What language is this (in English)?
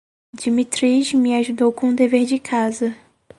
Portuguese